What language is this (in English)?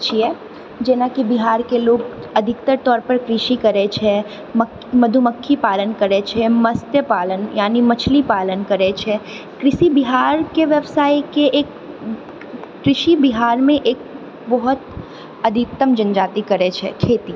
Maithili